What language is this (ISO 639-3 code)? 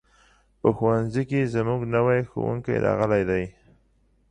pus